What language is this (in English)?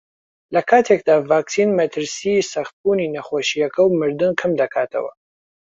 Central Kurdish